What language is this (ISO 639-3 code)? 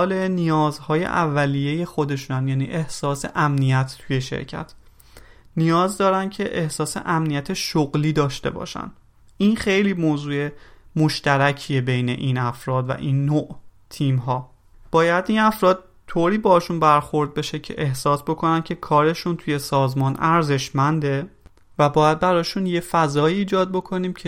fas